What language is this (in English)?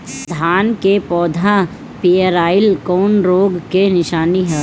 Bhojpuri